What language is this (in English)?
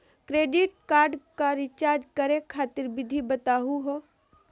Magahi